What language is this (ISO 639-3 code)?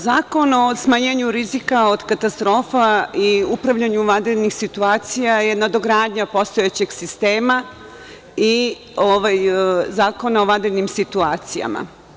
srp